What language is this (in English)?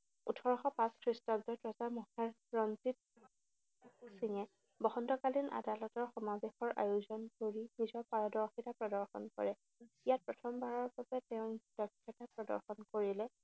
Assamese